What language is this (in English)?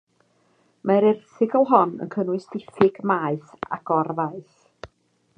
Welsh